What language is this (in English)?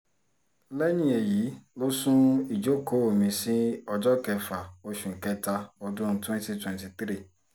Yoruba